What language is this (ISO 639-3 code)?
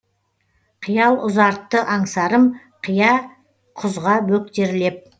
kaz